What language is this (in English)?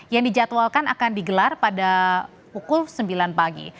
Indonesian